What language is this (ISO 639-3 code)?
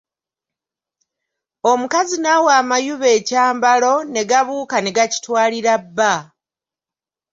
lug